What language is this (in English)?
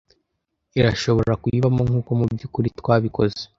Kinyarwanda